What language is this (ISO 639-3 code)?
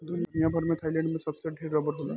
bho